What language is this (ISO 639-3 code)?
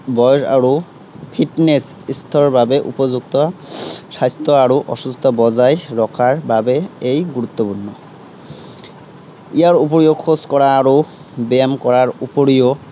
asm